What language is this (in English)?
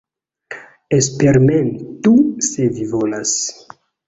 Esperanto